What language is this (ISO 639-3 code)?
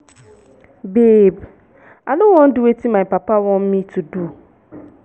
pcm